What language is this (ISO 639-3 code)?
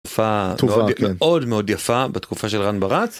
heb